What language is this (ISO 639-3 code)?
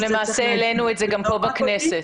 heb